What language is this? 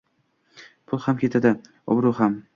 Uzbek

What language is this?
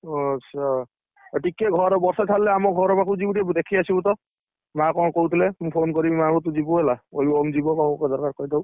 Odia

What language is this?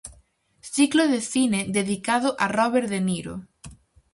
Galician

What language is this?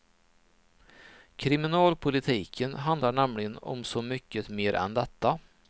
Swedish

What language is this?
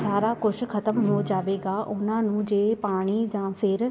Punjabi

